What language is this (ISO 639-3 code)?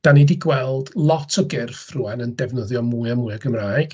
cym